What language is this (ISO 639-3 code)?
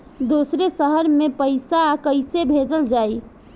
bho